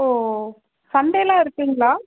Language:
Tamil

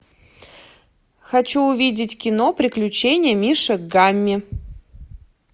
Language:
Russian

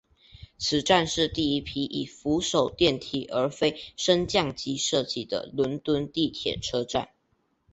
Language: Chinese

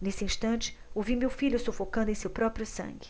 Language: Portuguese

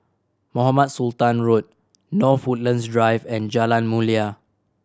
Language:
English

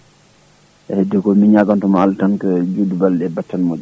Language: Fula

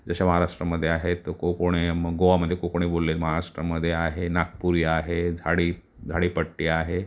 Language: Marathi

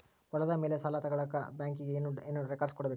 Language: Kannada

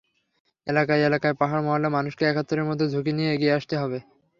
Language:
Bangla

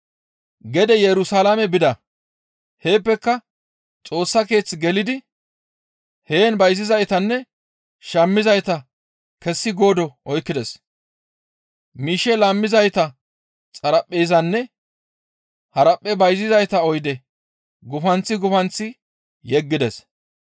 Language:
Gamo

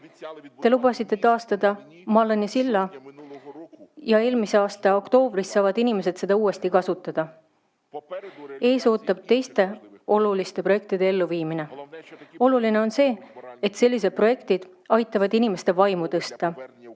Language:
Estonian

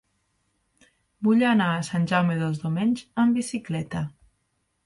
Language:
Catalan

